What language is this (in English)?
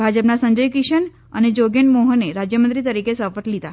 Gujarati